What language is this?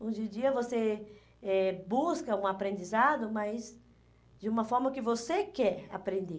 Portuguese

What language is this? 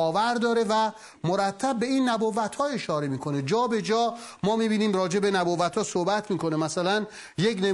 Persian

